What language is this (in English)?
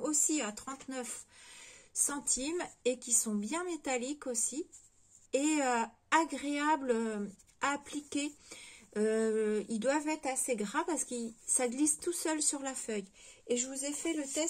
French